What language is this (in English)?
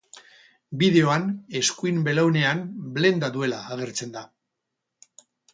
Basque